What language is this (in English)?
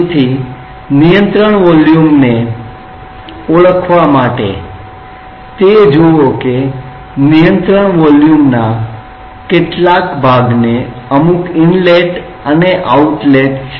Gujarati